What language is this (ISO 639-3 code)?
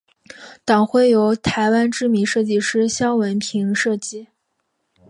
zho